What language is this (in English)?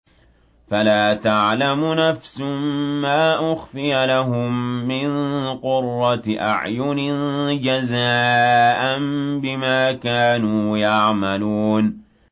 Arabic